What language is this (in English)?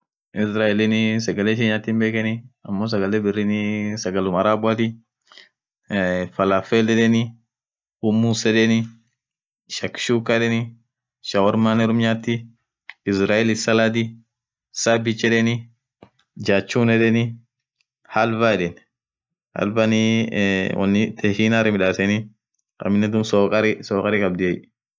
Orma